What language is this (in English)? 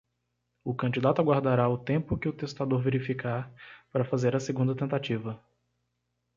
Portuguese